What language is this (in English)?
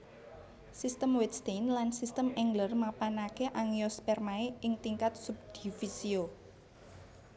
Javanese